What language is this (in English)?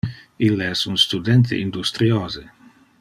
Interlingua